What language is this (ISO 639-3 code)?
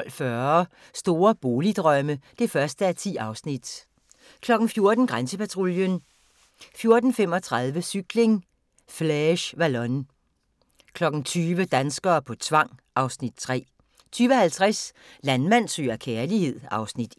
dan